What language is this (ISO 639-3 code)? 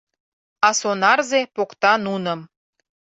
chm